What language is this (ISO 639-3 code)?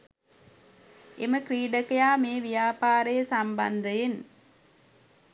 sin